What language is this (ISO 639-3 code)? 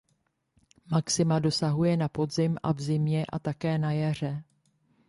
ces